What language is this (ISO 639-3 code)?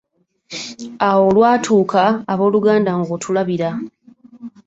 lug